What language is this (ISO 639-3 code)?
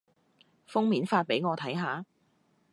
yue